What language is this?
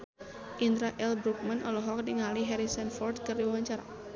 Sundanese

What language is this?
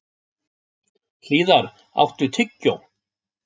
Icelandic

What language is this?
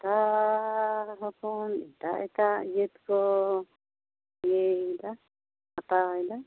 Santali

